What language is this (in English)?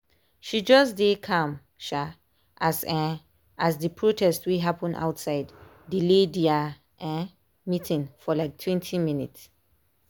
Nigerian Pidgin